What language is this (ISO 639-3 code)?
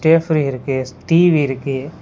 tam